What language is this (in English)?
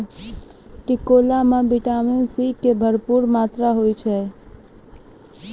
Maithili